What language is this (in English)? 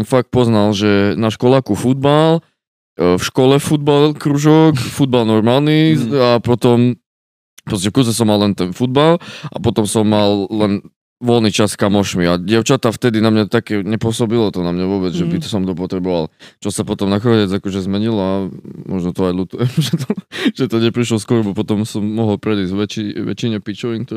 Slovak